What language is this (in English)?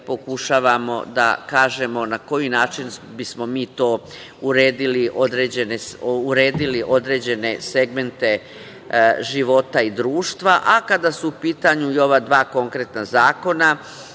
Serbian